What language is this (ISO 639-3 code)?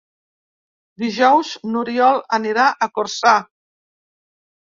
cat